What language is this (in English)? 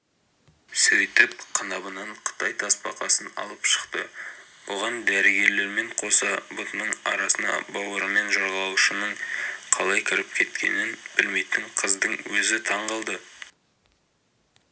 Kazakh